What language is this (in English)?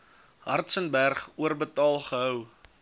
Afrikaans